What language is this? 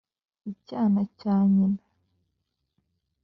Kinyarwanda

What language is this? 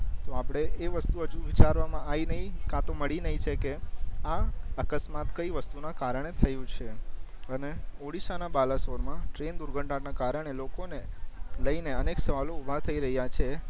Gujarati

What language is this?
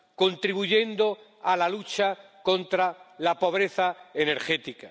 Spanish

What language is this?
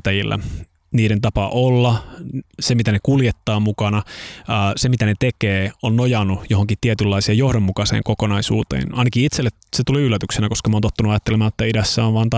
Finnish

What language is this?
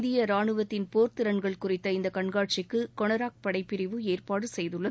Tamil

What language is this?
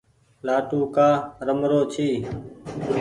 Goaria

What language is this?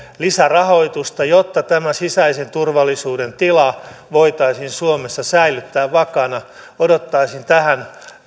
Finnish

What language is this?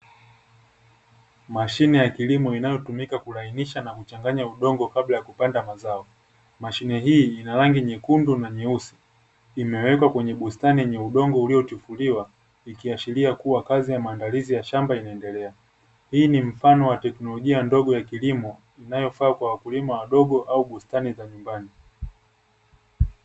Swahili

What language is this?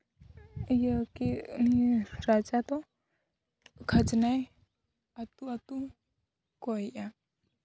Santali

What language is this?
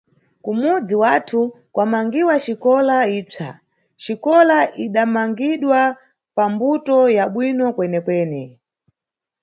Nyungwe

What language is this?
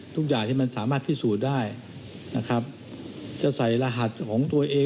Thai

